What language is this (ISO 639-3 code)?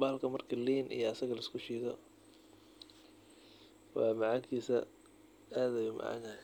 som